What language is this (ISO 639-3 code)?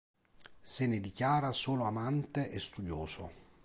ita